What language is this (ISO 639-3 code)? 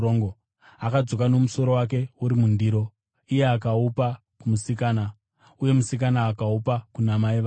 sna